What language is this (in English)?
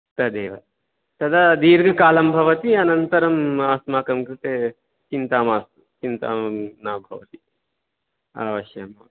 Sanskrit